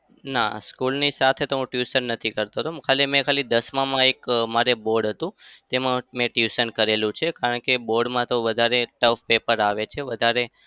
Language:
Gujarati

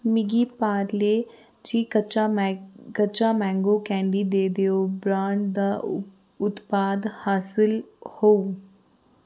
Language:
Dogri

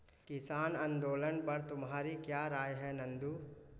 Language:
Hindi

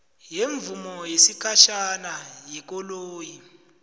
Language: South Ndebele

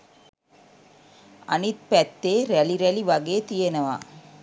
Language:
Sinhala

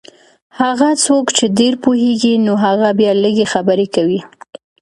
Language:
Pashto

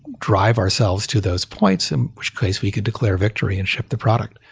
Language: English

